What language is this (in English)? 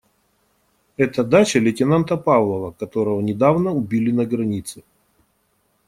Russian